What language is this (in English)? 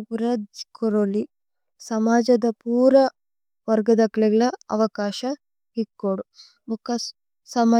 Tulu